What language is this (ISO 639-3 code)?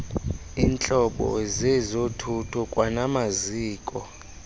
xho